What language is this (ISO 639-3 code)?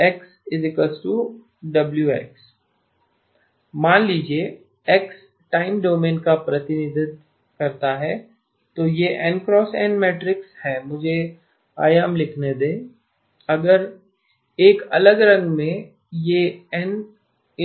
hin